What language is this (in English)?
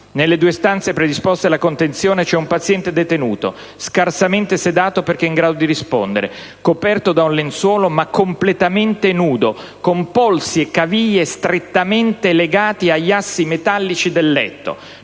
Italian